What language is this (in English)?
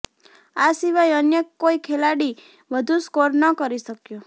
Gujarati